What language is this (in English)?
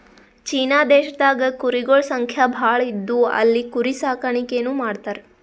Kannada